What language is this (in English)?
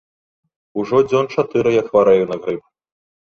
Belarusian